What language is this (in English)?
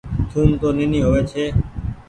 Goaria